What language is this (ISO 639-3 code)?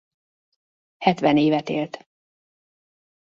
hun